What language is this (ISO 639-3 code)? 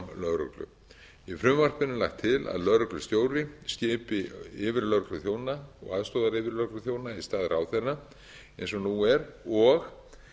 isl